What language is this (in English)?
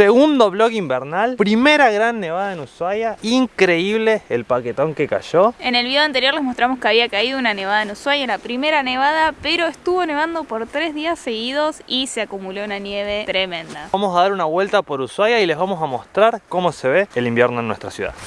Spanish